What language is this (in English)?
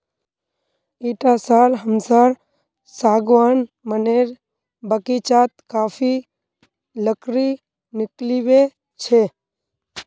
Magahi